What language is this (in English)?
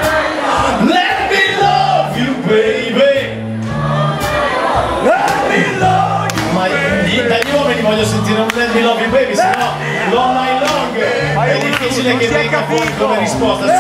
Korean